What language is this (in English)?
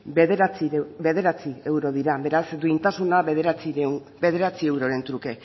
Basque